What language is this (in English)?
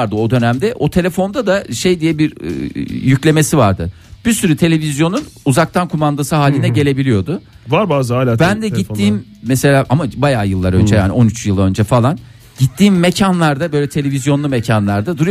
Turkish